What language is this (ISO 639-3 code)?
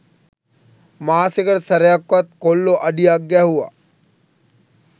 sin